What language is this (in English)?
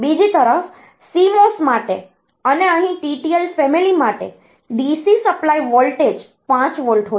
Gujarati